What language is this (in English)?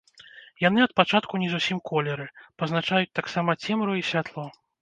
Belarusian